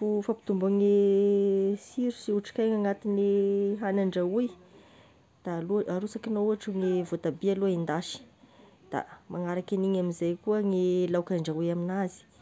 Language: Tesaka Malagasy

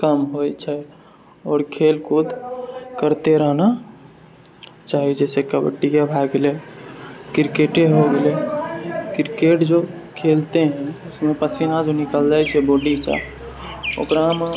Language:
Maithili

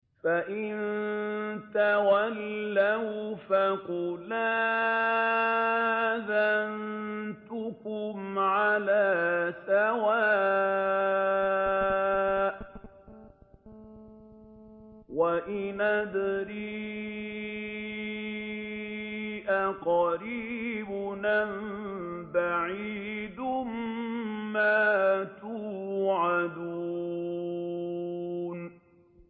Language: Arabic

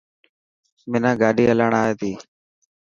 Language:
Dhatki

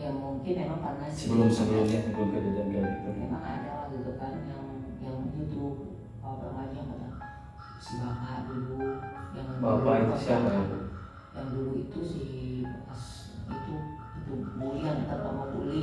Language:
Indonesian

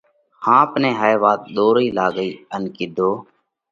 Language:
Parkari Koli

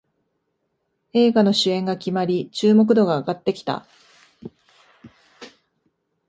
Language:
Japanese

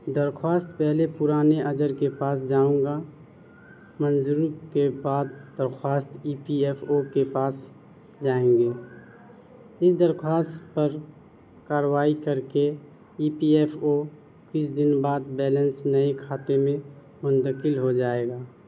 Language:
Urdu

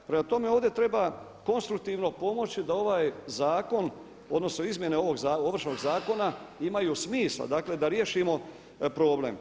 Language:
Croatian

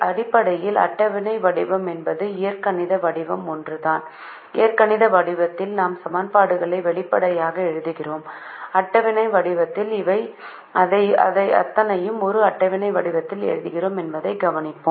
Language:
Tamil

